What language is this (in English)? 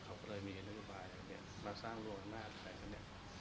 Thai